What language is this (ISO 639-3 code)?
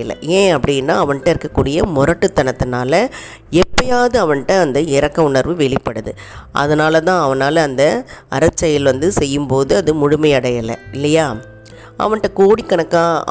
tam